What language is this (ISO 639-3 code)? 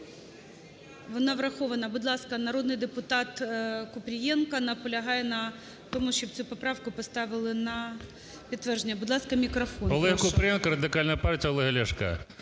ukr